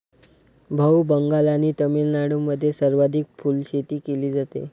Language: Marathi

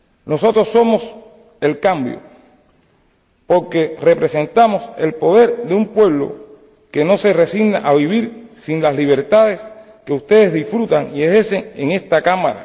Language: Spanish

